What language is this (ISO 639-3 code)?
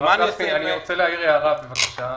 heb